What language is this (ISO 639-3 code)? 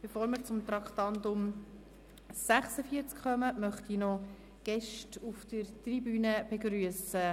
gsw